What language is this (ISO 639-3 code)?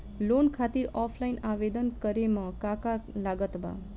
bho